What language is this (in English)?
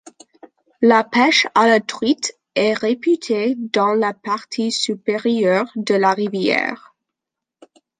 French